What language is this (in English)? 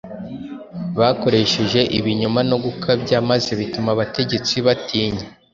Kinyarwanda